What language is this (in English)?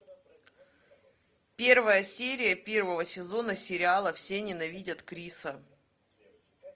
Russian